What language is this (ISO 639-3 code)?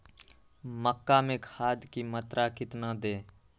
mag